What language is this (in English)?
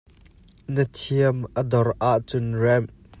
Hakha Chin